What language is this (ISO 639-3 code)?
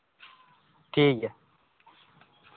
sat